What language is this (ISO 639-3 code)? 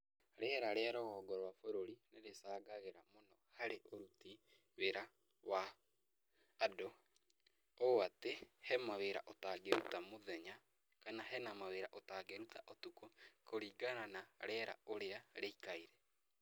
kik